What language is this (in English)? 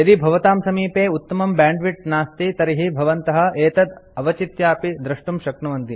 Sanskrit